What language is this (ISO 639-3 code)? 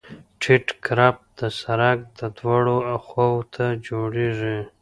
pus